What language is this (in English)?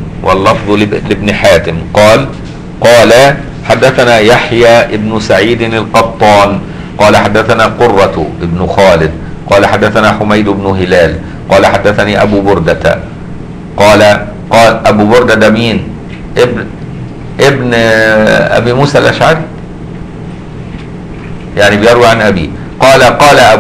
Arabic